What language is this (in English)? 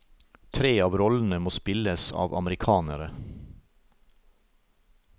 Norwegian